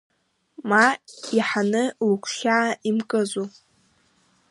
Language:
Abkhazian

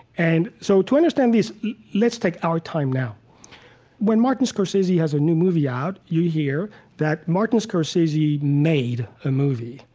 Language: English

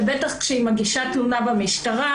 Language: Hebrew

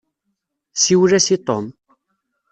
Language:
Kabyle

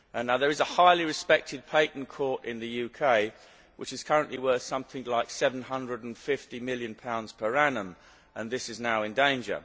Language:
English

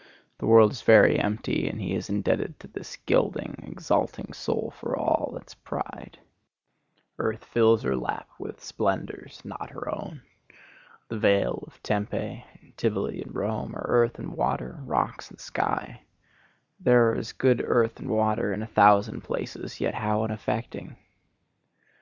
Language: English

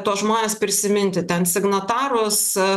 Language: Lithuanian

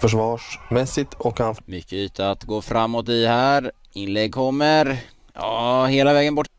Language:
Swedish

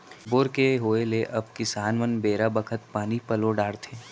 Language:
Chhattisgarhi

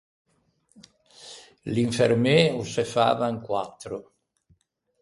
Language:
Ligurian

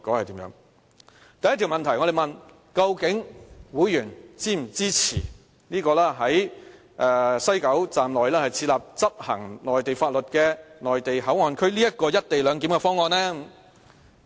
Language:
Cantonese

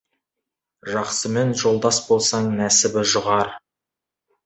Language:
Kazakh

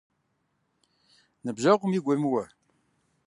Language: Kabardian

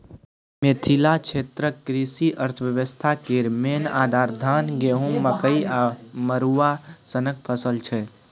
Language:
Maithili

